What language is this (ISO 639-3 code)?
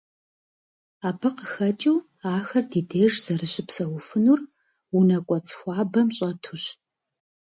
kbd